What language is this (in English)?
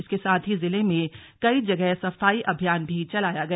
Hindi